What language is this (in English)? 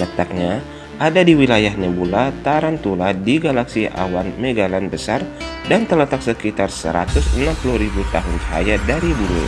Indonesian